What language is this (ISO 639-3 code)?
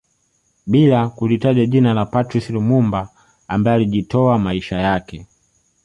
swa